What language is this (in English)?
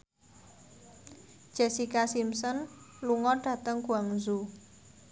Javanese